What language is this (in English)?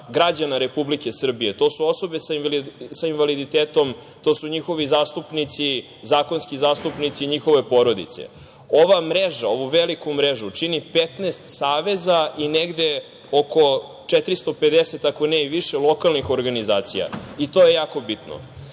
Serbian